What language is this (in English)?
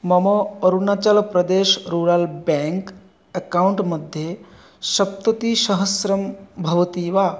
Sanskrit